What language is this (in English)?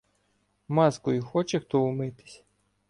Ukrainian